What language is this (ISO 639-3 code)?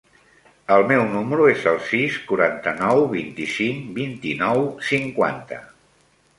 cat